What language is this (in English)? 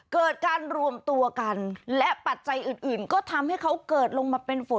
Thai